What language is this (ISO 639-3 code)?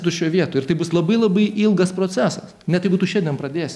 lit